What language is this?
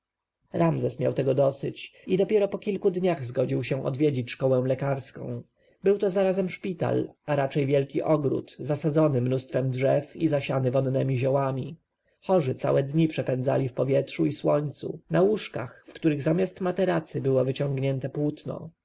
Polish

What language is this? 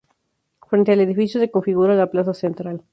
Spanish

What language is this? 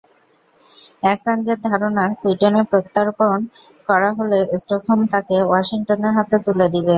Bangla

